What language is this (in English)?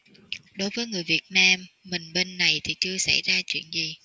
Vietnamese